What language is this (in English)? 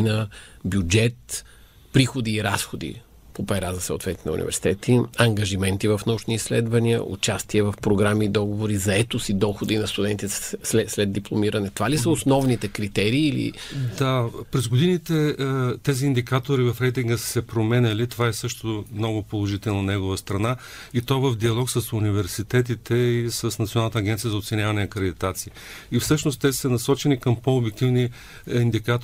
Bulgarian